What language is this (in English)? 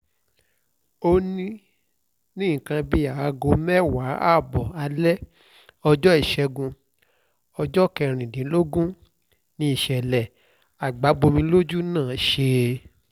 Yoruba